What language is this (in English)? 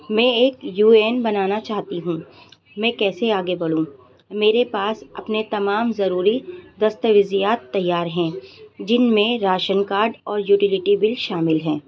Urdu